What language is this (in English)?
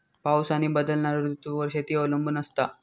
Marathi